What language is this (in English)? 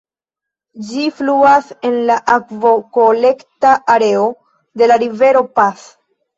Esperanto